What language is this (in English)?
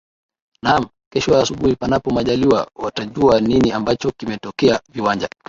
Swahili